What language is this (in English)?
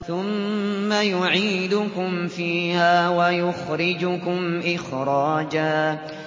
Arabic